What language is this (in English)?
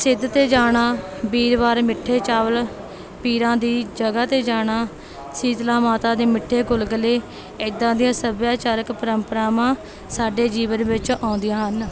Punjabi